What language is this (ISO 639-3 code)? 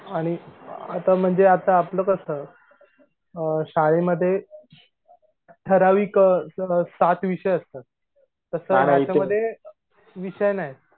mar